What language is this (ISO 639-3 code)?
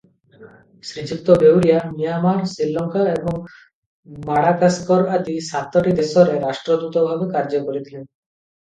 ori